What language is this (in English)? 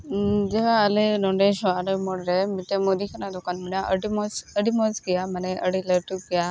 Santali